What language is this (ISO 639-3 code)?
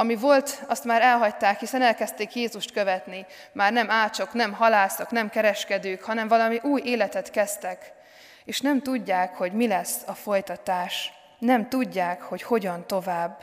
hun